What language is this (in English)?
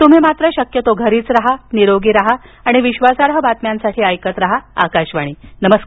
Marathi